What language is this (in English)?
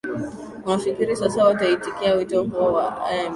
Swahili